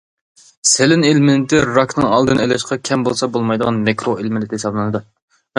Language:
Uyghur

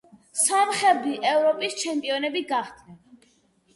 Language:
Georgian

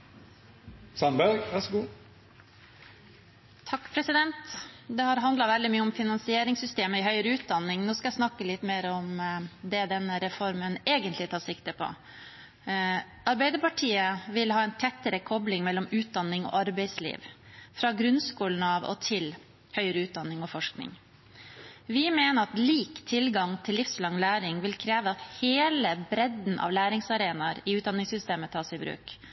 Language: Norwegian Bokmål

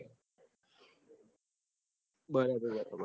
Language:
Gujarati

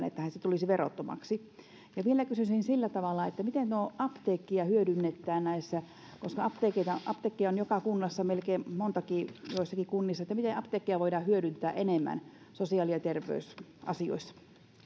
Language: Finnish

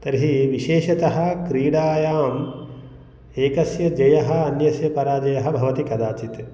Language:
Sanskrit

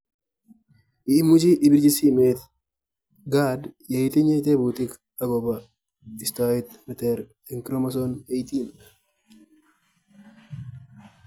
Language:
Kalenjin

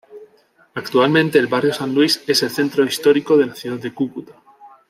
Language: Spanish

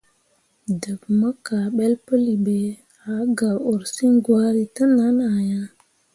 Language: Mundang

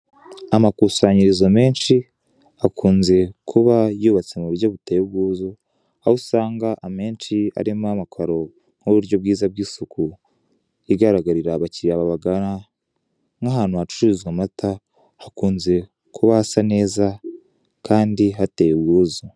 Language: Kinyarwanda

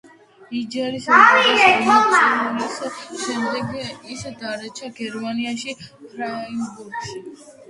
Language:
Georgian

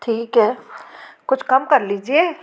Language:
Hindi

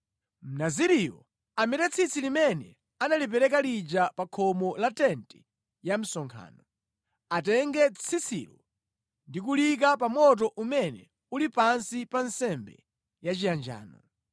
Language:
Nyanja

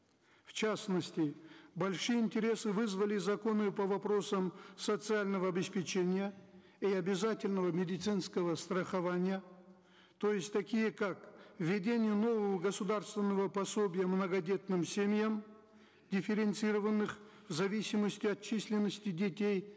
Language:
Kazakh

